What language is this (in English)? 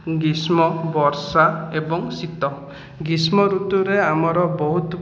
Odia